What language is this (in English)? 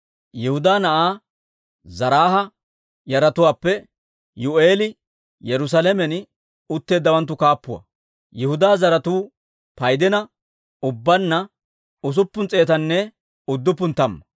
Dawro